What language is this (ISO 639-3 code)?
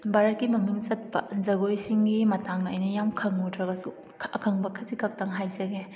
mni